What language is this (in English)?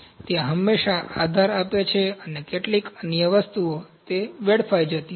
Gujarati